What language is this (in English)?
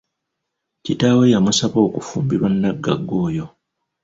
Ganda